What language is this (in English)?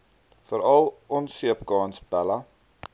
Afrikaans